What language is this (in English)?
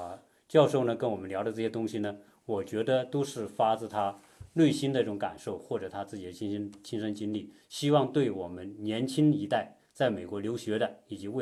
Chinese